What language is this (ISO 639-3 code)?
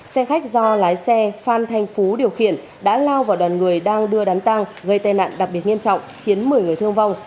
vie